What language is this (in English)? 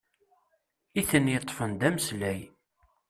Kabyle